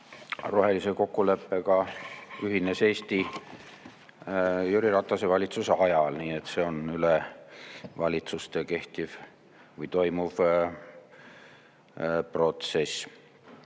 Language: Estonian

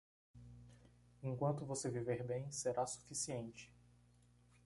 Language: Portuguese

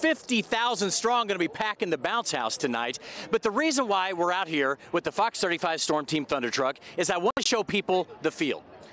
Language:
English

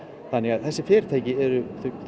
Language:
Icelandic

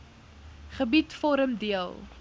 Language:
Afrikaans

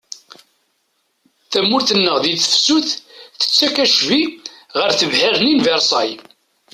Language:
Kabyle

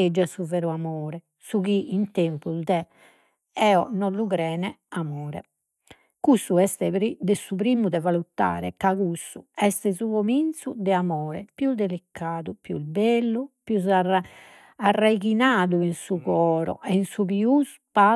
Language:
Sardinian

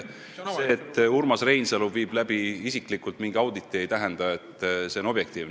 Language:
Estonian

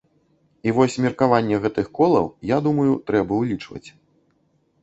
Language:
Belarusian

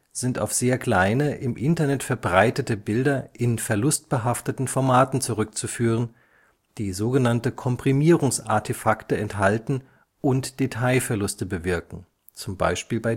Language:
German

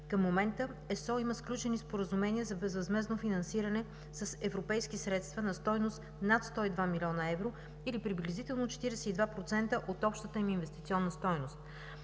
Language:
Bulgarian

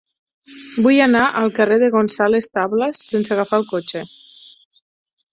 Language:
Catalan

